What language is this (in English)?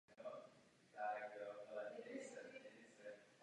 Czech